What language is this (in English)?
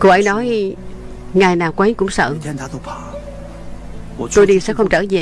Vietnamese